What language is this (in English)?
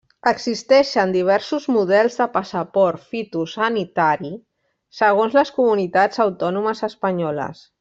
Catalan